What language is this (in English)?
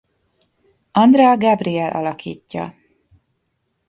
Hungarian